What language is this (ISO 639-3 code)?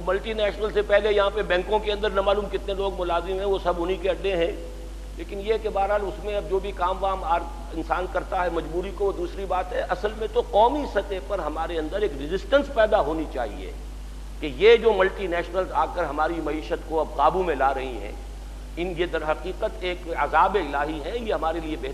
urd